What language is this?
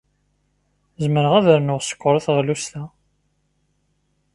Kabyle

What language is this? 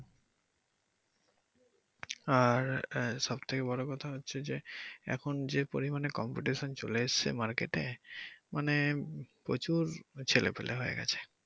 Bangla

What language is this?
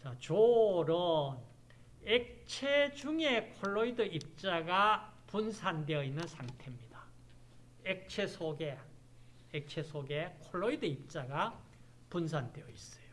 Korean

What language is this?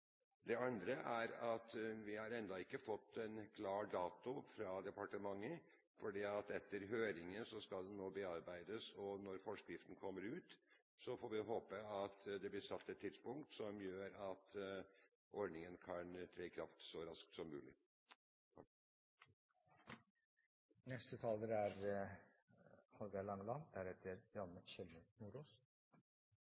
Norwegian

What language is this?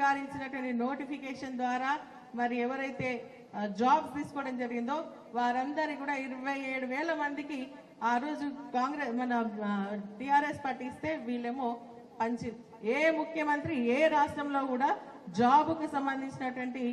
Telugu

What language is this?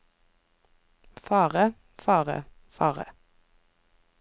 Norwegian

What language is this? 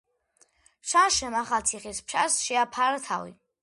Georgian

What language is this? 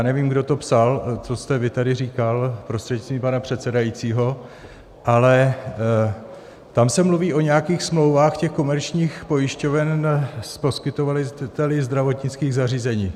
Czech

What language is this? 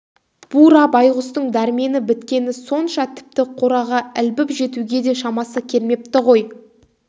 Kazakh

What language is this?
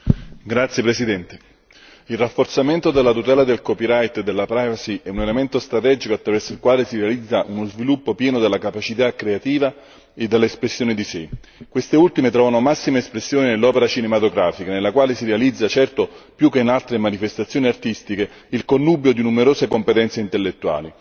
Italian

